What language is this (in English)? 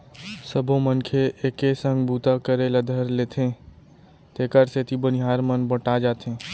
Chhattisgarhi